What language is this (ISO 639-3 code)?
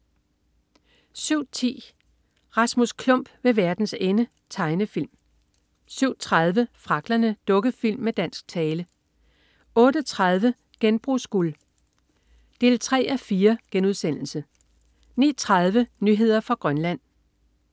dan